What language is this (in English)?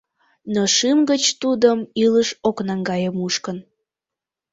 Mari